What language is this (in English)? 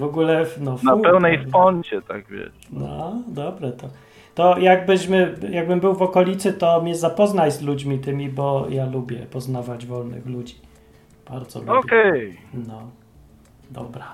Polish